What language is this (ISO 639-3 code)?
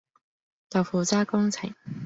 yue